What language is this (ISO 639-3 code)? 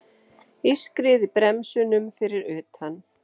isl